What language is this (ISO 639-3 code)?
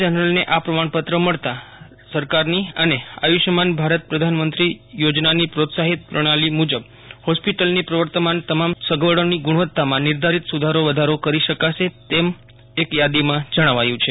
guj